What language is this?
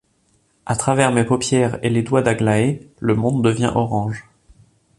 French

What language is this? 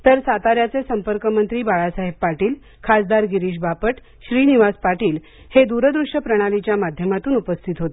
Marathi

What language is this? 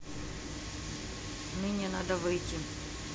Russian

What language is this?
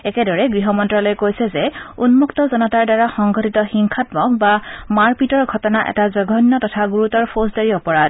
Assamese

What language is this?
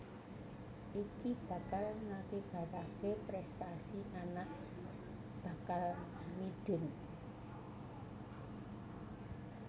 Javanese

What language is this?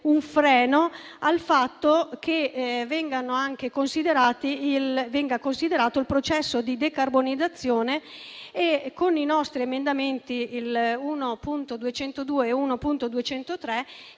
Italian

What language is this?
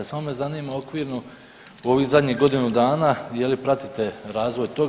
Croatian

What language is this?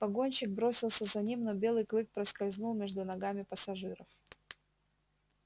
Russian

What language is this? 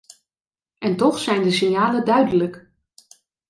Dutch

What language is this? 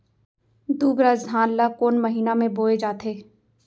Chhattisgarhi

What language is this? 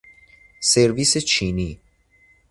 Persian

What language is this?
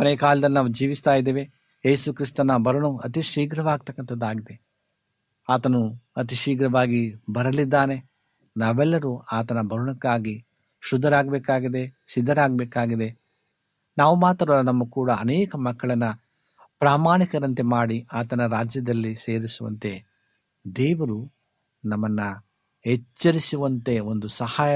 Kannada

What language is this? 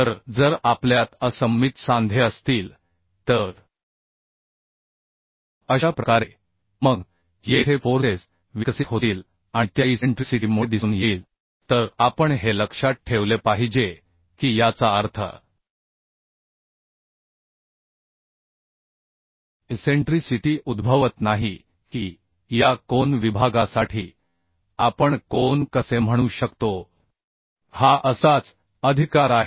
Marathi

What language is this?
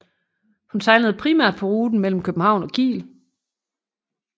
Danish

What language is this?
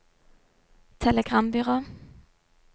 Norwegian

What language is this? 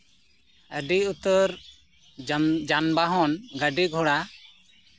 Santali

